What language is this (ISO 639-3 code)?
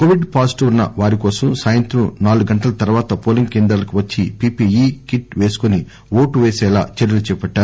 tel